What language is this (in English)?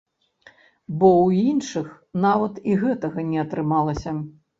Belarusian